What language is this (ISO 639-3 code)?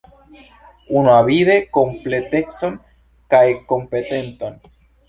epo